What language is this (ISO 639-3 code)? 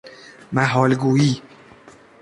fas